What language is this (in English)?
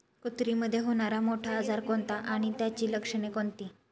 Marathi